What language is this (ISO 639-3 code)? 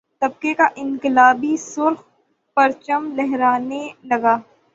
urd